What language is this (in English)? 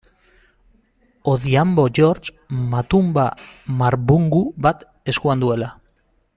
Basque